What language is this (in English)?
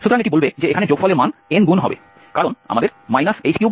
Bangla